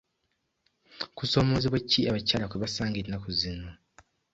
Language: Ganda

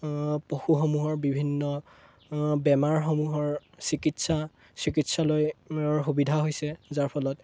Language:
Assamese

